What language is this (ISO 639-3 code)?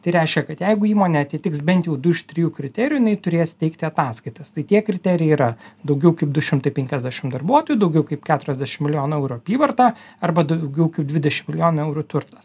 lit